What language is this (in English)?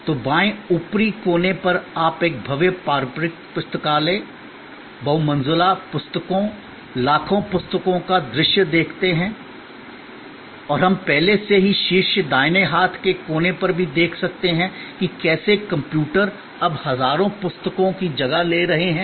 Hindi